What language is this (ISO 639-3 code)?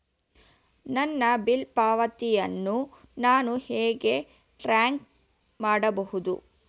kan